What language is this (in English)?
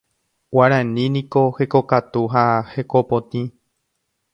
Guarani